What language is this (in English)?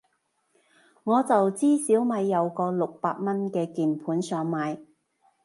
Cantonese